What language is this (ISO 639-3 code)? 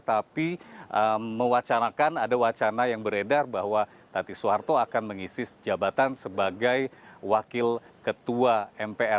ind